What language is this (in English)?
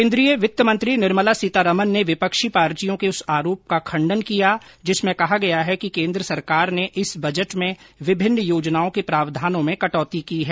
Hindi